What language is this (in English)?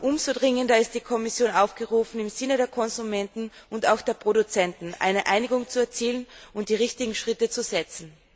German